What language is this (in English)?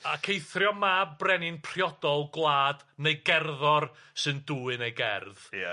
Welsh